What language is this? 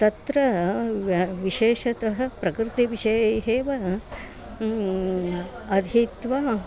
Sanskrit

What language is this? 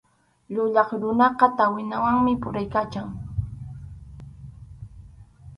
Arequipa-La Unión Quechua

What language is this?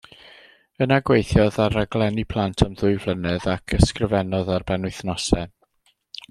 Welsh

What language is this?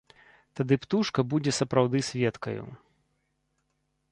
Belarusian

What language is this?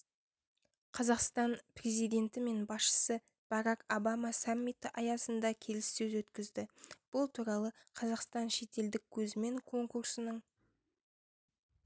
Kazakh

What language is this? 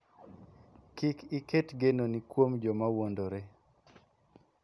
Luo (Kenya and Tanzania)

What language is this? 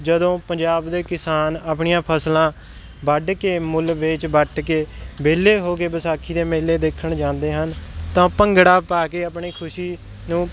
Punjabi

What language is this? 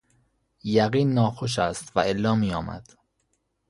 Persian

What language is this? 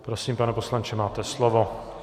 Czech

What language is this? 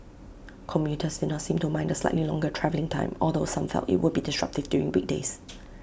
English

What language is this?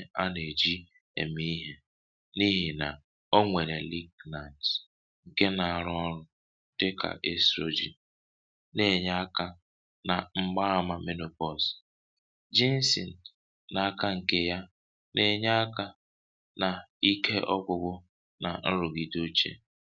Igbo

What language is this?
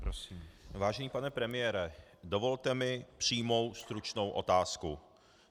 Czech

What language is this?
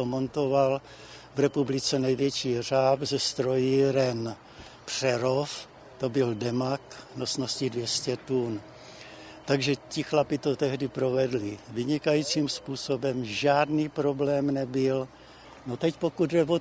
Czech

